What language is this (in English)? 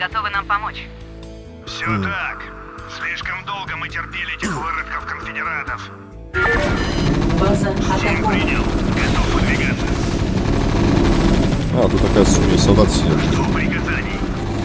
Russian